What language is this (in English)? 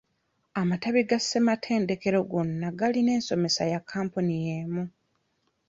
Ganda